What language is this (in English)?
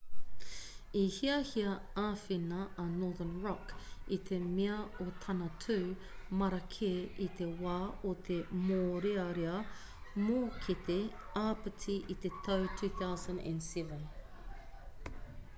Māori